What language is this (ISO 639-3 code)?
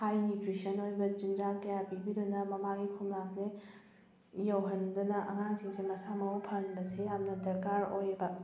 mni